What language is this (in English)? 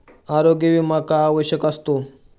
Marathi